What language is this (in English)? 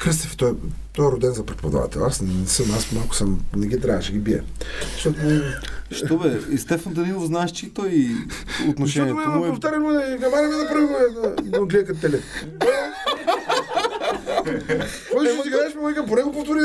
Bulgarian